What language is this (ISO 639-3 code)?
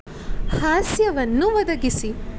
kan